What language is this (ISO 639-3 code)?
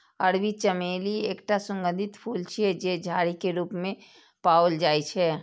mai